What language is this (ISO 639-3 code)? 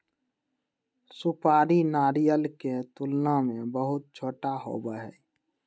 mag